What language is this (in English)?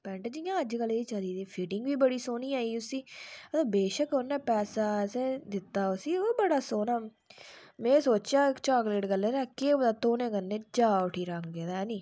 Dogri